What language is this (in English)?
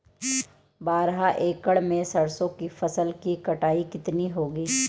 Hindi